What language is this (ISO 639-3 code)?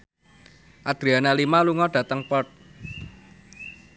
jav